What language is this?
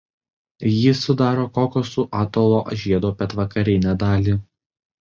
Lithuanian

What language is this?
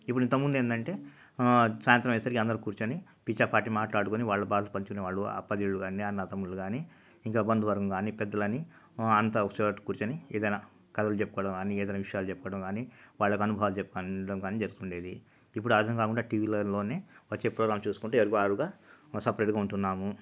Telugu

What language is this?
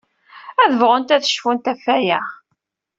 Kabyle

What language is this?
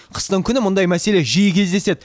Kazakh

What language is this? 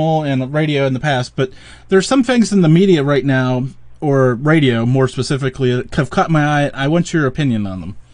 English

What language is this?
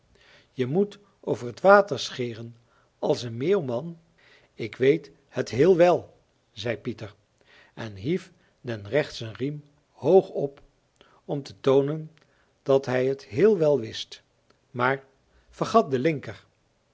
Dutch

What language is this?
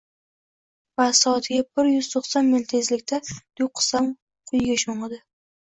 Uzbek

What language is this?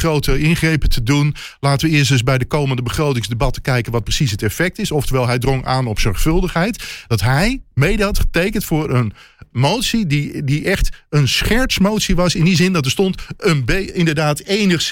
Dutch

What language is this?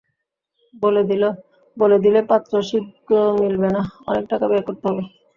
Bangla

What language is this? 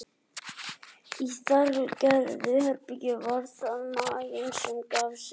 Icelandic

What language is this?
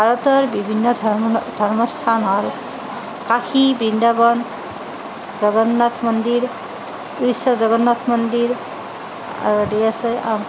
Assamese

